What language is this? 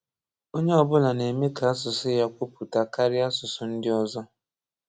Igbo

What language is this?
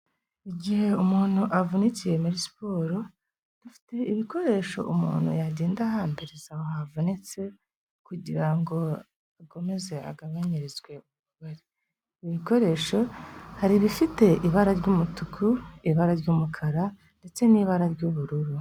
Kinyarwanda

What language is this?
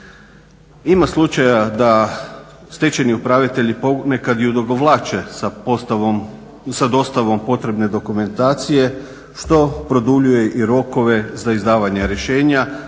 Croatian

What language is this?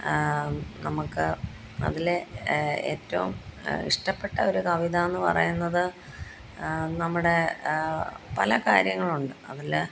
Malayalam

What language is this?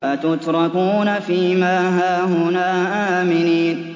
Arabic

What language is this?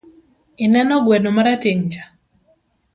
Luo (Kenya and Tanzania)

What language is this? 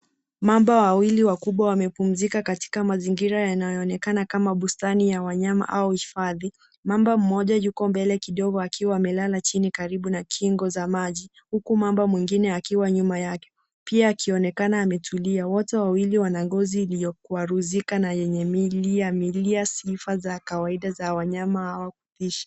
Swahili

